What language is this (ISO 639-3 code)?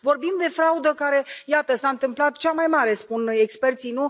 ron